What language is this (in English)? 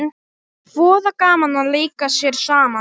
Icelandic